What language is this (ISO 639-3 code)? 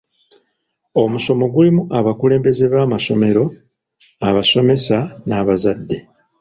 lug